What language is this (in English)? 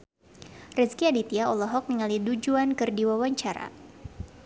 Sundanese